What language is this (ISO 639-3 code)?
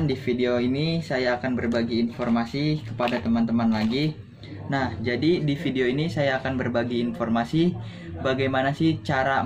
ind